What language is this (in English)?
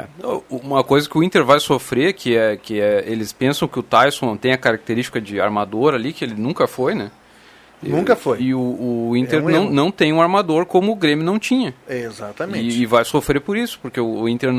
Portuguese